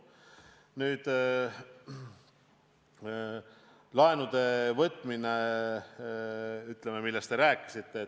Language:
Estonian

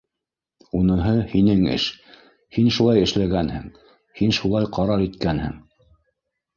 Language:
Bashkir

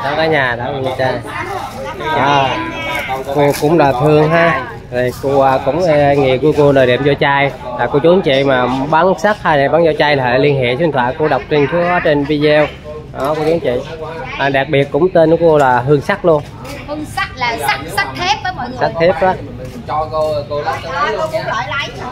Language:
Vietnamese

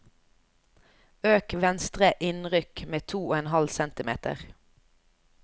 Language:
Norwegian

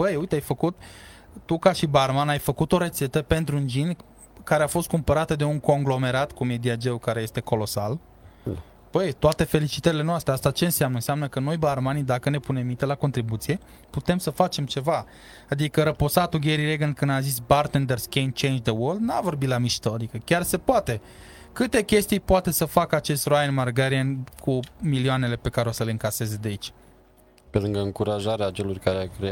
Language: Romanian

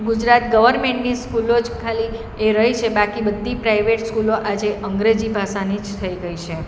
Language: Gujarati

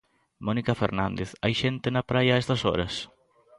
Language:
Galician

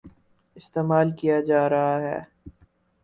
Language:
Urdu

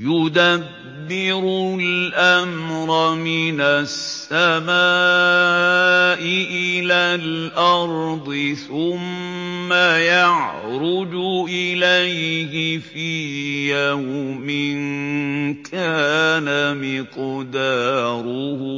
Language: Arabic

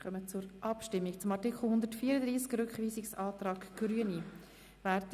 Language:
Swiss German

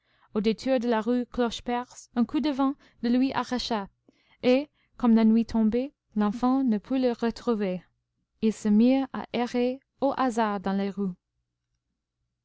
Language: French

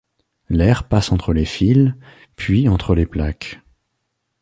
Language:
French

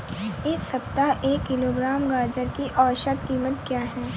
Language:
Hindi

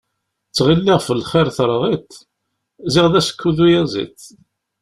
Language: Kabyle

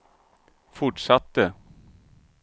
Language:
Swedish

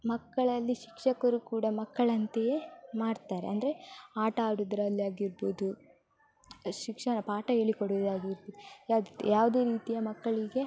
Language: Kannada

